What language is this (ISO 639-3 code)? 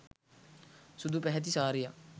sin